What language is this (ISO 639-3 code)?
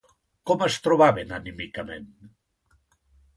cat